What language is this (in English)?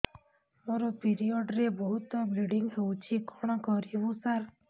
Odia